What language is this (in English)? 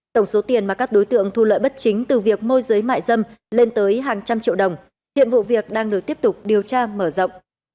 Vietnamese